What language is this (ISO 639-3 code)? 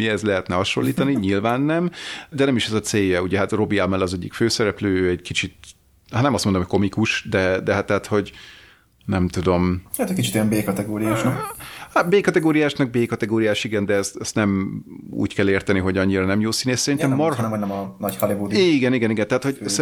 hun